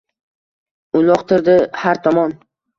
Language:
Uzbek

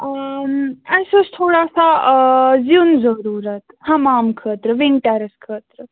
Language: Kashmiri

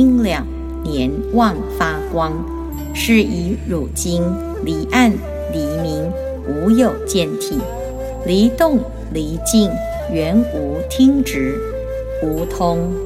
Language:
Chinese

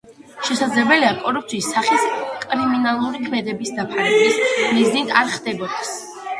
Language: Georgian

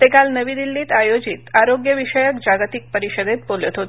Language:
Marathi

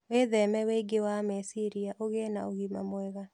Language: Kikuyu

